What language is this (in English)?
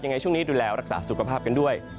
Thai